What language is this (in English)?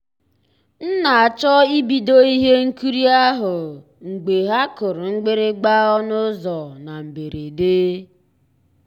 Igbo